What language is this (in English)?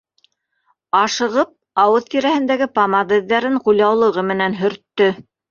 Bashkir